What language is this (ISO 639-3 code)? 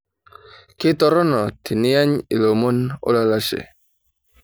mas